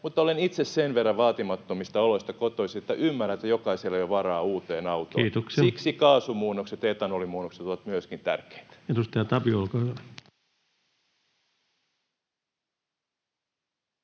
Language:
Finnish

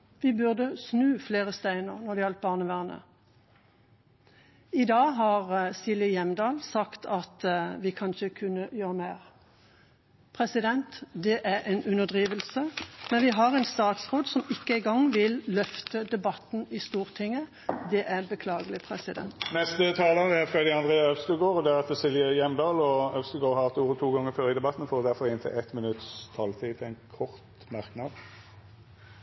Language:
Norwegian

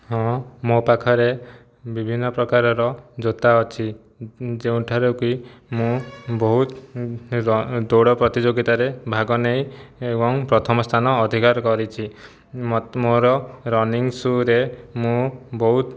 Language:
Odia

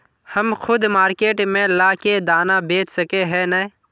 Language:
Magahi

